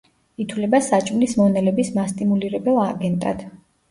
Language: Georgian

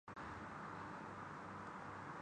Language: Urdu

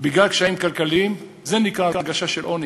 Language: Hebrew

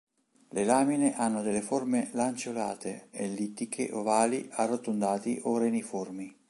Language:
Italian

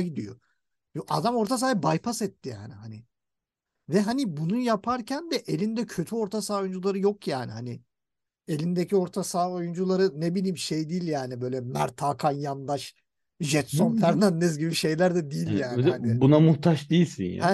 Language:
Turkish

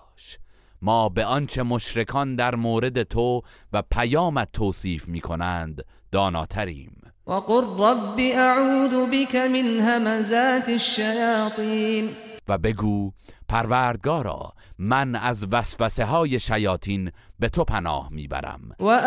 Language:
Persian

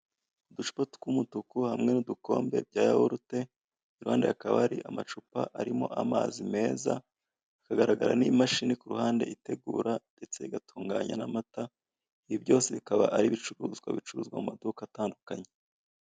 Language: Kinyarwanda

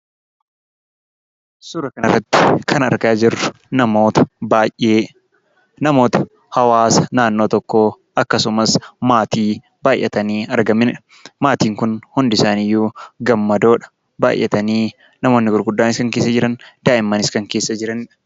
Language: Oromo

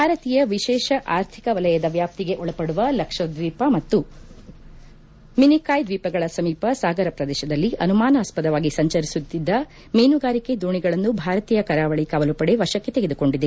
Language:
Kannada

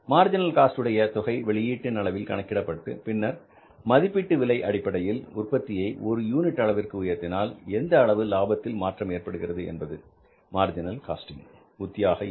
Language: Tamil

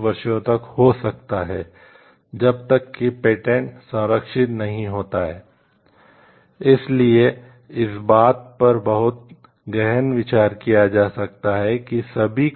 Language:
Hindi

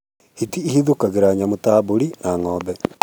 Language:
Kikuyu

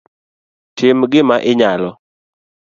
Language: Luo (Kenya and Tanzania)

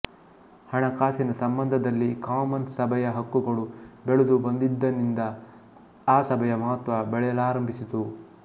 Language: Kannada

